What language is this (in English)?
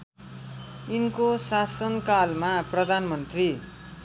Nepali